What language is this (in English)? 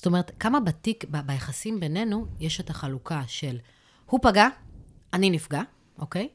Hebrew